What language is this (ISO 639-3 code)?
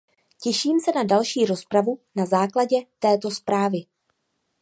ces